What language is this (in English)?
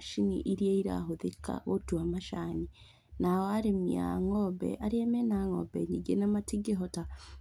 Kikuyu